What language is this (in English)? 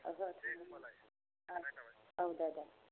Bodo